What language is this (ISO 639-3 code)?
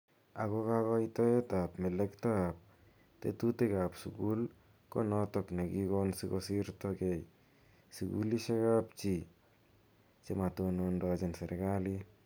kln